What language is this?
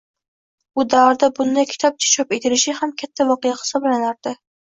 Uzbek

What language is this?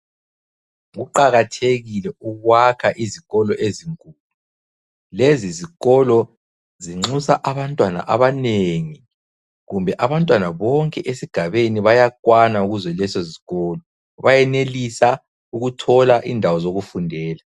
North Ndebele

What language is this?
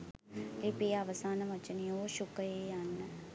Sinhala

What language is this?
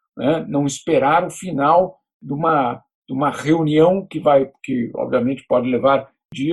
Portuguese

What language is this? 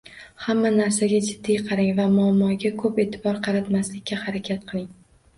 Uzbek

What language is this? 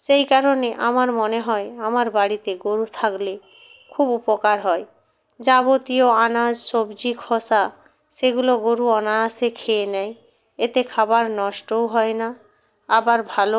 Bangla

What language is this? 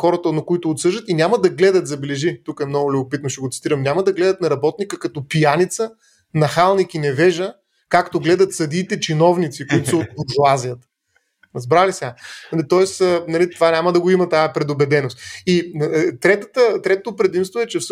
Bulgarian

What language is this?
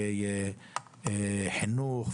Hebrew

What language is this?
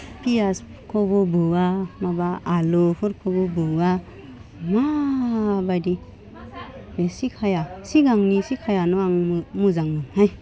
Bodo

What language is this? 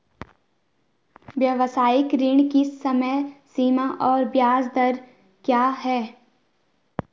Hindi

